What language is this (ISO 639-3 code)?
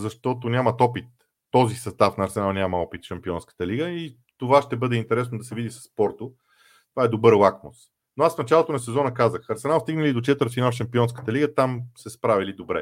bul